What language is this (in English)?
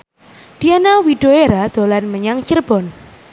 Javanese